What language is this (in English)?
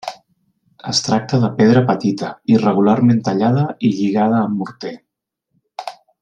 Catalan